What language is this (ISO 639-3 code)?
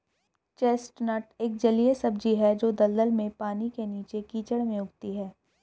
hin